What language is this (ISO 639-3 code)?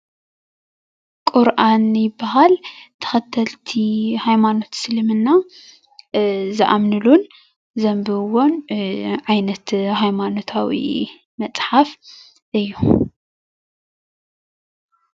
tir